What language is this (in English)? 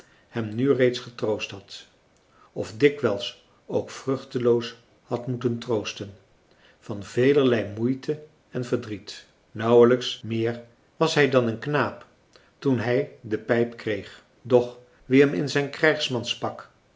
Dutch